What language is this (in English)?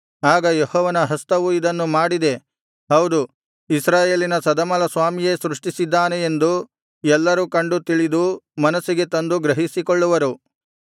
Kannada